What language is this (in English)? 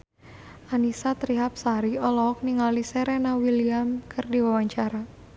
Sundanese